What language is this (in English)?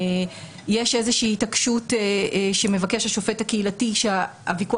Hebrew